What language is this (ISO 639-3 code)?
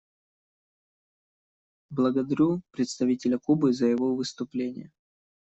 rus